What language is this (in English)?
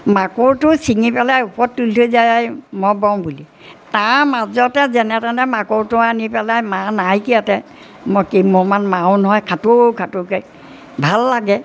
Assamese